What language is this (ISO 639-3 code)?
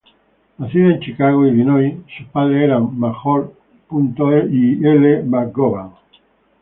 spa